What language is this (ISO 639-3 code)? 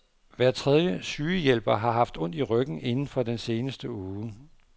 dan